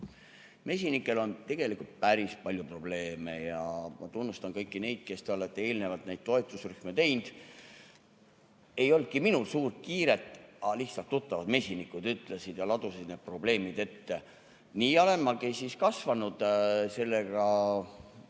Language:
Estonian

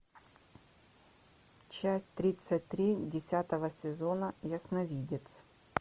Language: Russian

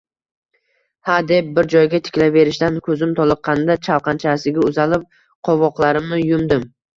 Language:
Uzbek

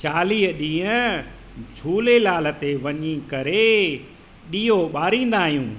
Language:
Sindhi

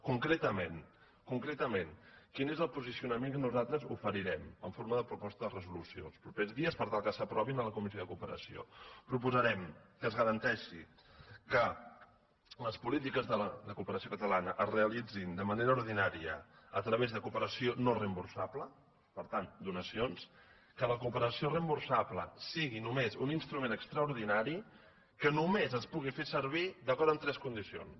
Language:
Catalan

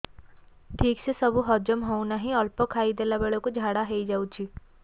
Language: Odia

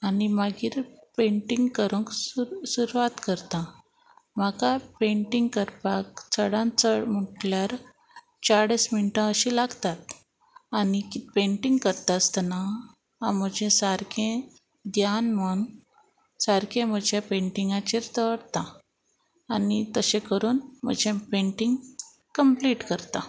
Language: Konkani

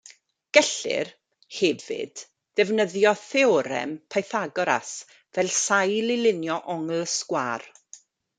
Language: Welsh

